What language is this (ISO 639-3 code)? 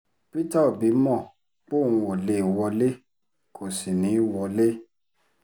yor